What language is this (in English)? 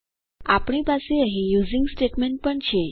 Gujarati